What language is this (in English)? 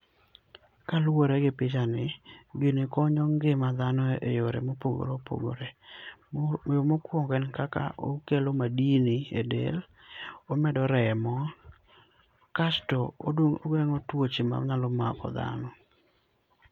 Luo (Kenya and Tanzania)